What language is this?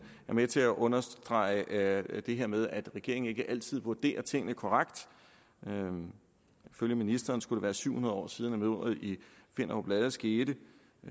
Danish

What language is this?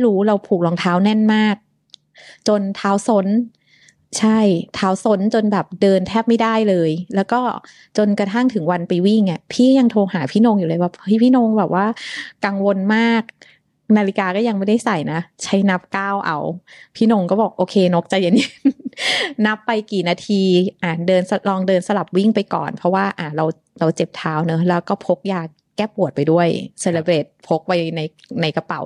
Thai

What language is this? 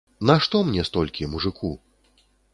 Belarusian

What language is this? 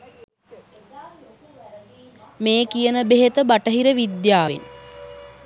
Sinhala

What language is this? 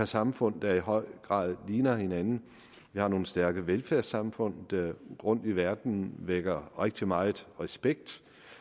Danish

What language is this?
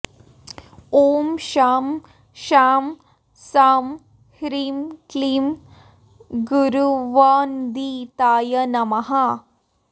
Sanskrit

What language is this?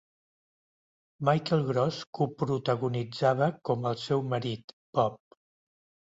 Catalan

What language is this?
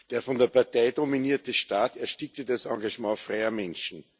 German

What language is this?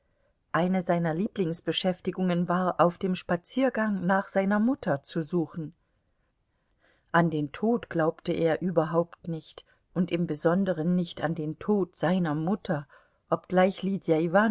German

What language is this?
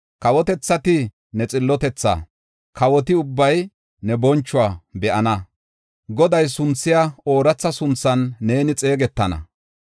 Gofa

